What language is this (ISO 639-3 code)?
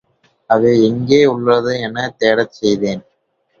tam